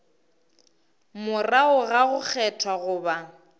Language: Northern Sotho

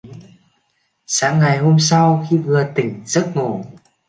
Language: Vietnamese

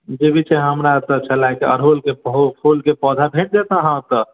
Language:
Maithili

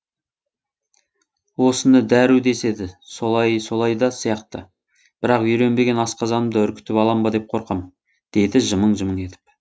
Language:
Kazakh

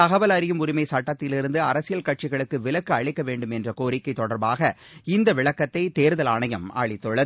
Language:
Tamil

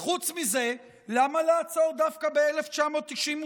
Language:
Hebrew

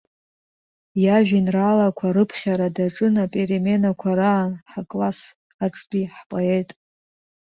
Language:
Abkhazian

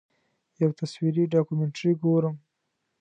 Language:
Pashto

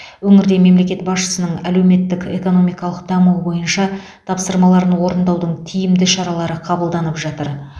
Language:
Kazakh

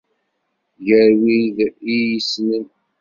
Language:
Kabyle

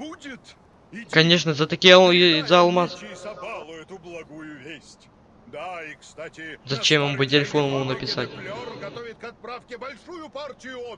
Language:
Russian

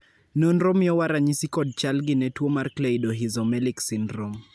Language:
Luo (Kenya and Tanzania)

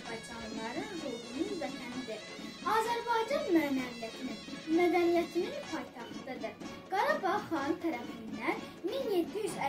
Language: Turkish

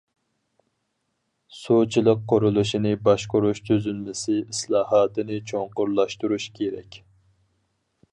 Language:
Uyghur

